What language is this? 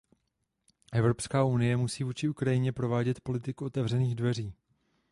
Czech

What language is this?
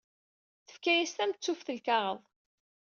Kabyle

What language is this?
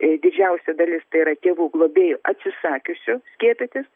Lithuanian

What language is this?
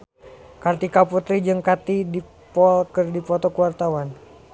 Sundanese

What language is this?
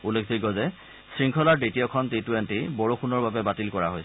Assamese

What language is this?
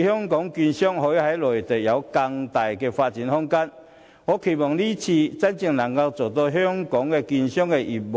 Cantonese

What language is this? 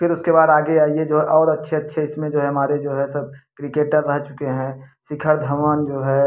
Hindi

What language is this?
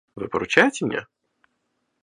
Russian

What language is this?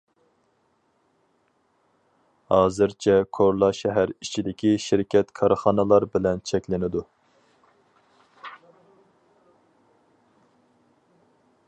Uyghur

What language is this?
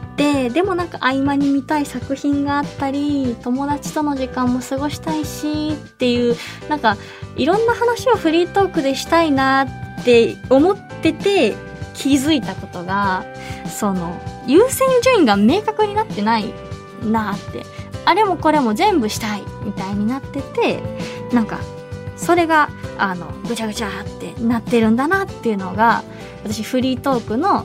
Japanese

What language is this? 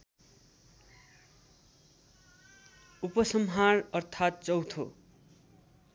Nepali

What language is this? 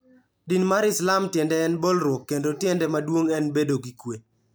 Luo (Kenya and Tanzania)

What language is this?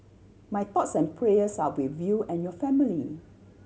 English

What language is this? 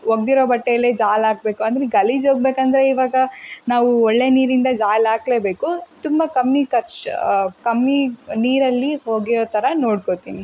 Kannada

